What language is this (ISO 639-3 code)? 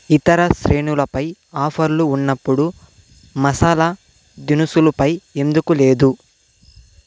tel